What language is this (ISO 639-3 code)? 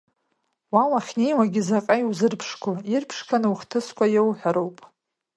abk